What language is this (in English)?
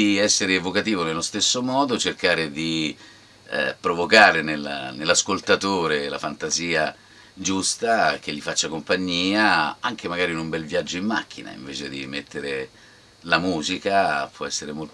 Italian